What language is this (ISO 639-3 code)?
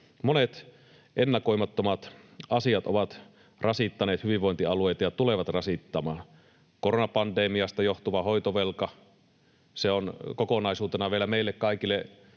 fin